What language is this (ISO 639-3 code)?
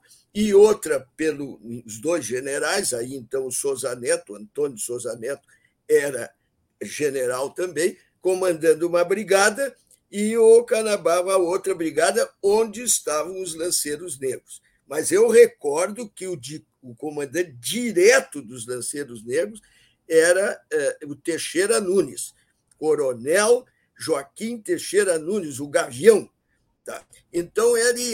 por